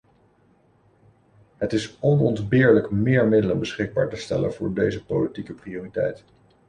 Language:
Dutch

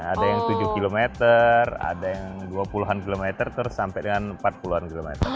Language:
Indonesian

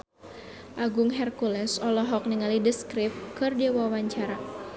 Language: Sundanese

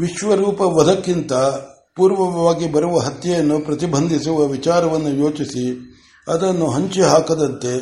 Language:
Kannada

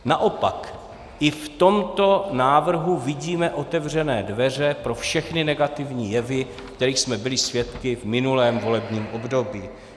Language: Czech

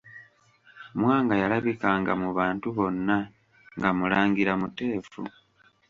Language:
Ganda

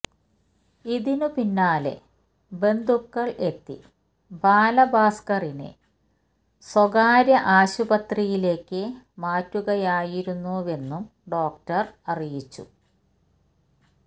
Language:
Malayalam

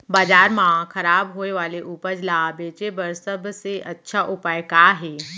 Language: Chhattisgarhi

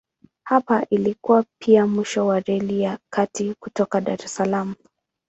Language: Swahili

